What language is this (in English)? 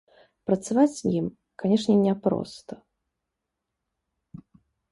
Belarusian